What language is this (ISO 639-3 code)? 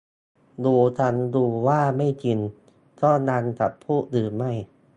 tha